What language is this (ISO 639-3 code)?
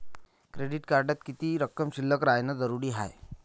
mar